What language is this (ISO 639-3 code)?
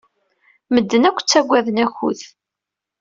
kab